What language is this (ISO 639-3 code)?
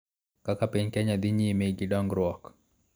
luo